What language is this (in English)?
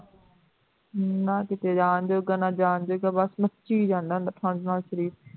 Punjabi